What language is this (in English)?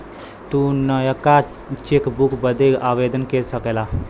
Bhojpuri